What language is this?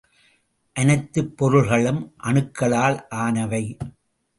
Tamil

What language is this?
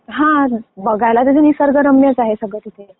Marathi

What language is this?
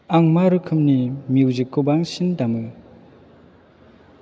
Bodo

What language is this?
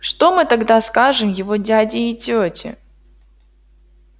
Russian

